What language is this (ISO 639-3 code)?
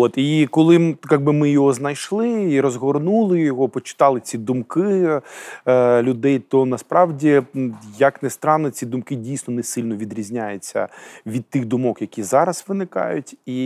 ukr